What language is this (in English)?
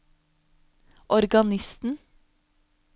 Norwegian